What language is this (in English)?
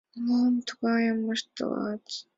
Mari